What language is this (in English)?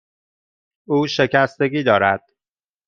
Persian